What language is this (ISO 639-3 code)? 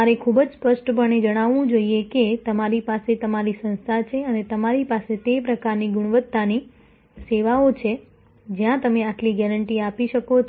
guj